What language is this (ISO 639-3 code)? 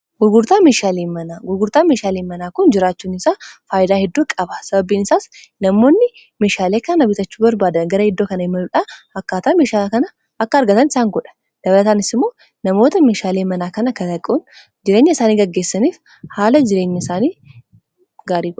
orm